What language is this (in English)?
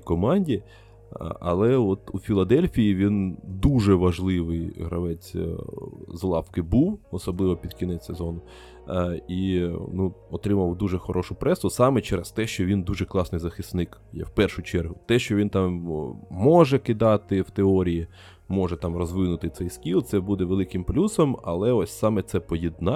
Ukrainian